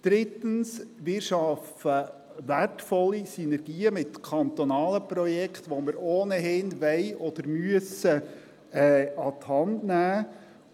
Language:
Swiss German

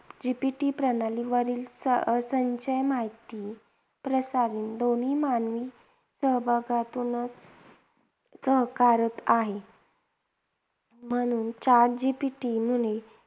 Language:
Marathi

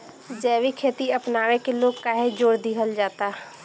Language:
Bhojpuri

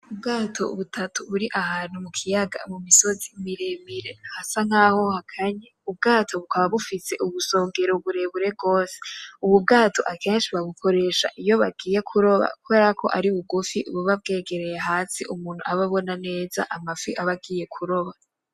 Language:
Rundi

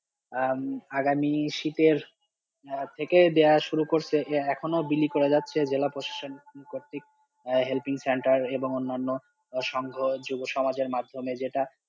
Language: Bangla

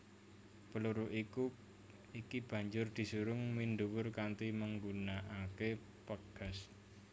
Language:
Javanese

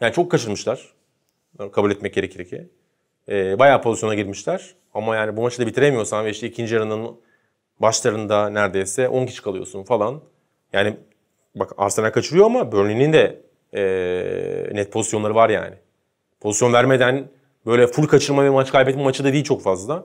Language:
Turkish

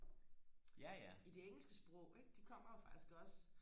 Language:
Danish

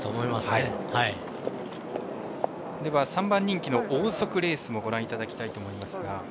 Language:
Japanese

